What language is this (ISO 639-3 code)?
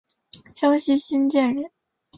zho